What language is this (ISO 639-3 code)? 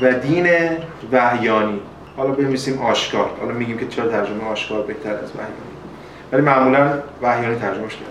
fas